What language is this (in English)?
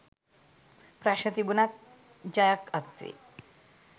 Sinhala